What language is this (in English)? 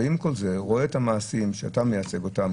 Hebrew